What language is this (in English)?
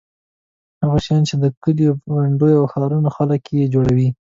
Pashto